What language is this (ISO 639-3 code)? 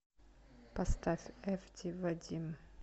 rus